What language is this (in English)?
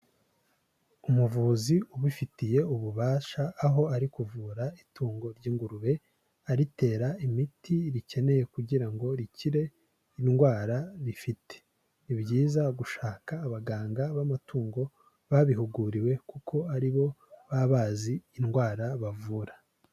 Kinyarwanda